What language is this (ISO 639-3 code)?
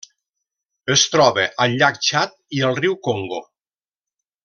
cat